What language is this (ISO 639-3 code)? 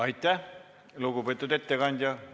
est